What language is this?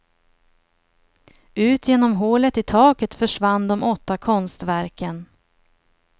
Swedish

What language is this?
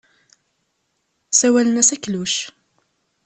Kabyle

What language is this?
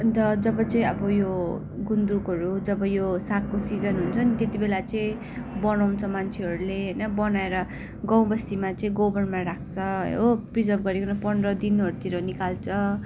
Nepali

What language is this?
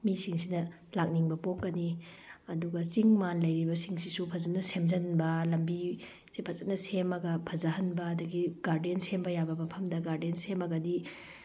Manipuri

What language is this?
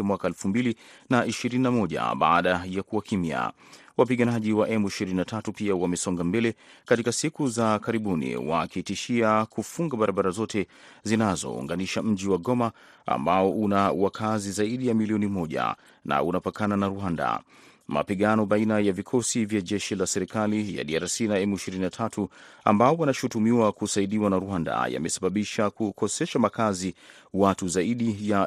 Swahili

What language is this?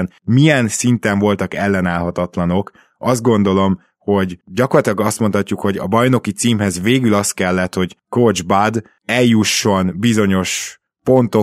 Hungarian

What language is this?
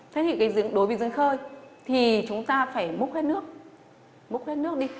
Vietnamese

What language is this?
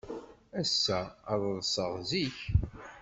Kabyle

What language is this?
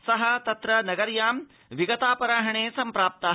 Sanskrit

